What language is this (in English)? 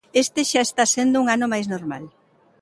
Galician